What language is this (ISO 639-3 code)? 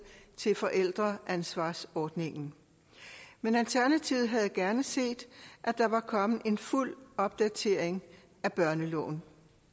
dan